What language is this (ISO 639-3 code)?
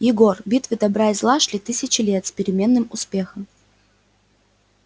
rus